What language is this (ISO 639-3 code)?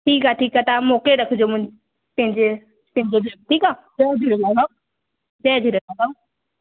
snd